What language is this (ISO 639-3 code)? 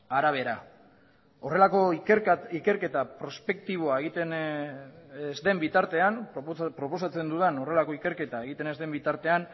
eus